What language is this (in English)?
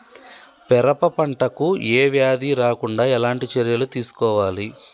Telugu